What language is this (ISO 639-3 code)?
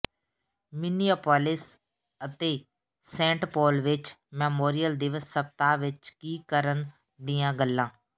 pan